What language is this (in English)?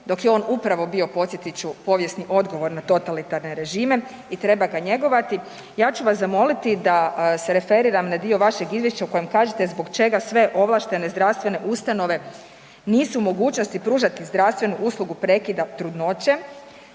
Croatian